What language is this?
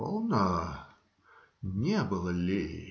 Russian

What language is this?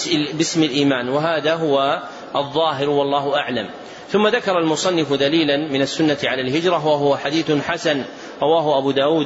Arabic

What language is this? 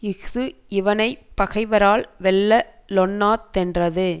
Tamil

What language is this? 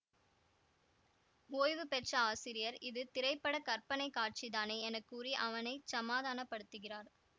Tamil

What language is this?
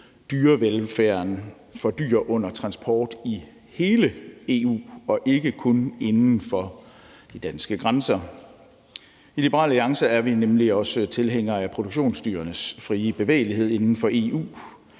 Danish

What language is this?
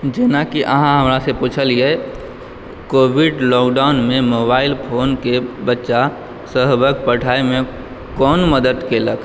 Maithili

